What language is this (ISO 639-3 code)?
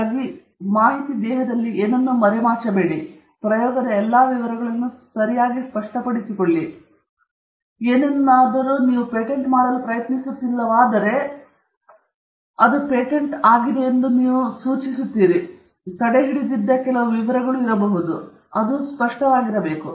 kan